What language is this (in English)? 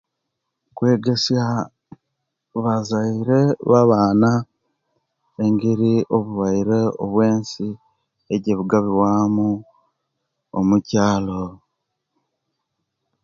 Kenyi